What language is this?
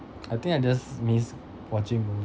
English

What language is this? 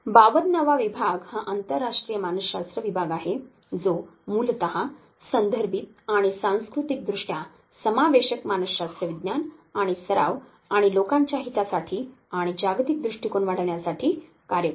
Marathi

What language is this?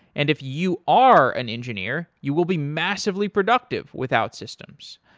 English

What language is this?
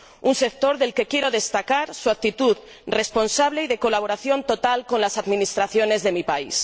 Spanish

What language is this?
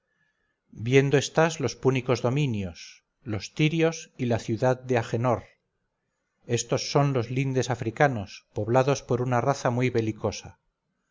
Spanish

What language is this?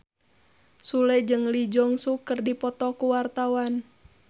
Sundanese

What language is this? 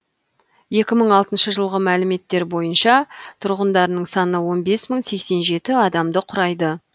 Kazakh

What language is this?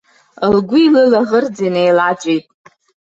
Abkhazian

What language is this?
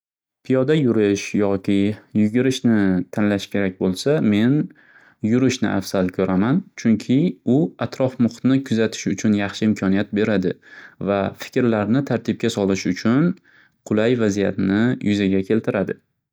Uzbek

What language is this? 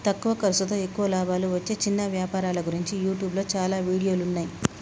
Telugu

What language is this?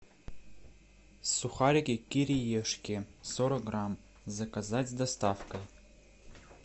Russian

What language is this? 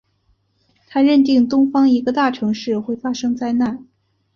Chinese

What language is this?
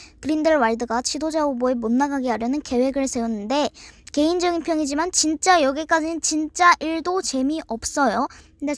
Korean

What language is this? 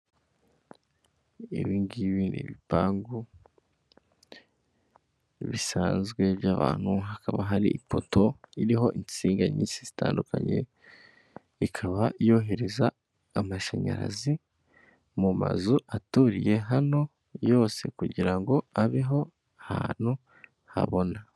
Kinyarwanda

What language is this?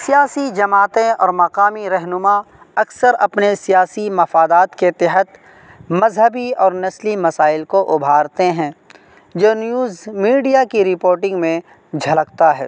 Urdu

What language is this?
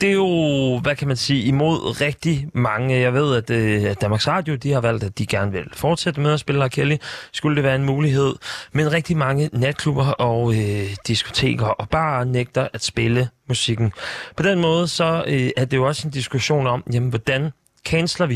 Danish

